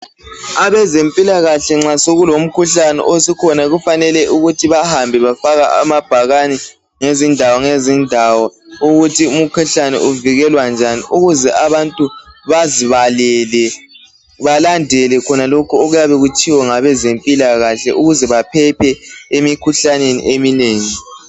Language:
North Ndebele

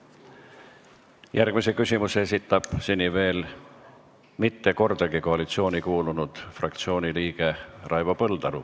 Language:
Estonian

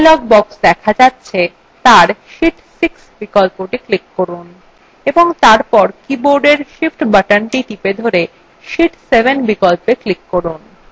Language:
Bangla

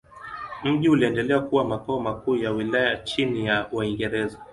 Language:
Swahili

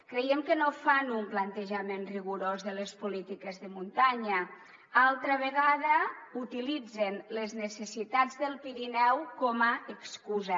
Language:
Catalan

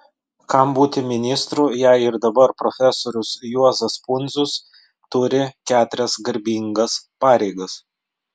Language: Lithuanian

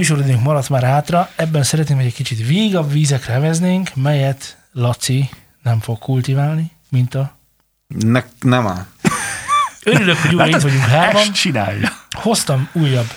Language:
Hungarian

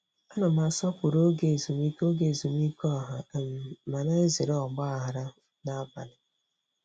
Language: Igbo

